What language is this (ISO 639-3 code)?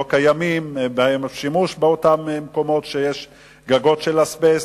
heb